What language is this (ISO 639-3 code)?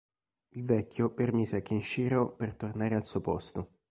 ita